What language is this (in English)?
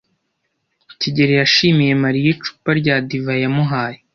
Kinyarwanda